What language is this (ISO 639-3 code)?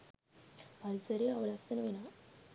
sin